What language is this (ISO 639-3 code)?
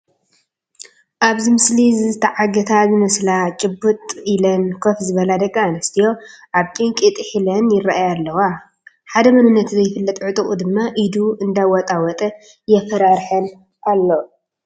tir